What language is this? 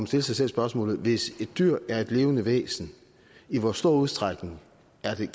Danish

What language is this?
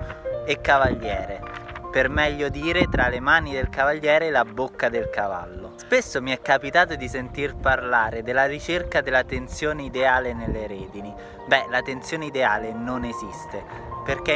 Italian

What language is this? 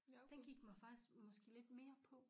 Danish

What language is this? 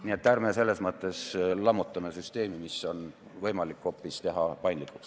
Estonian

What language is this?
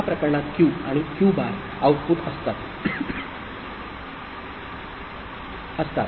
Marathi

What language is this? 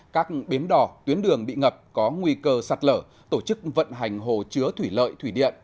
Vietnamese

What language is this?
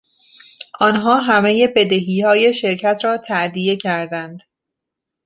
Persian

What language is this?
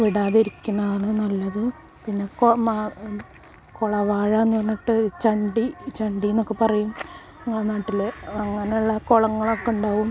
Malayalam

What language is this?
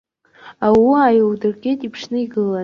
Abkhazian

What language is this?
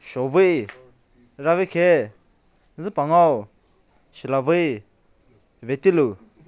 Manipuri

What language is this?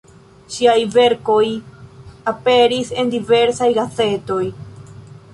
Esperanto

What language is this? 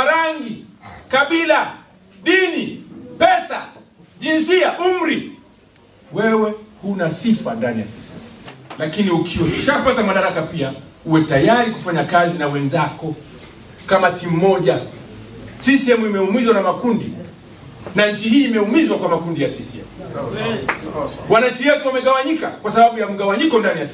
Swahili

